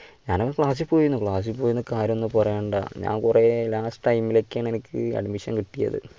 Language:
Malayalam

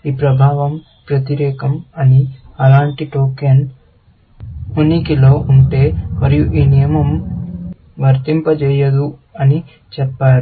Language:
Telugu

